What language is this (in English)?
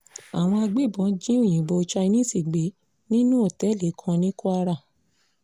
Yoruba